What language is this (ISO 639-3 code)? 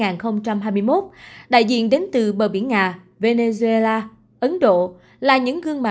vie